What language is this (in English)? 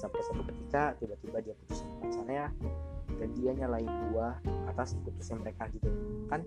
Indonesian